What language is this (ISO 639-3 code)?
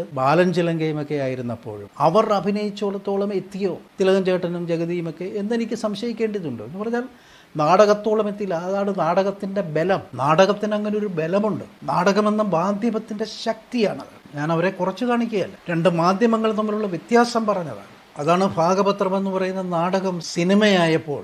mal